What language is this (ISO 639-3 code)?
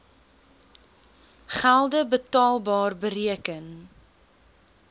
afr